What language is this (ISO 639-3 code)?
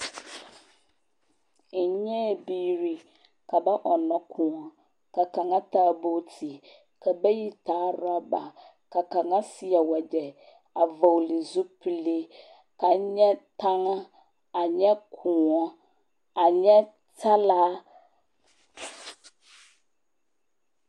dga